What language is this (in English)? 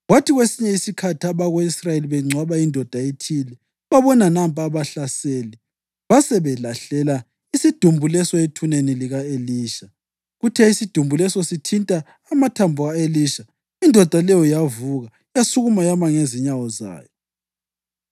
North Ndebele